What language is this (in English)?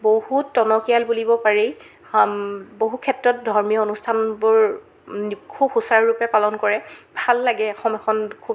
Assamese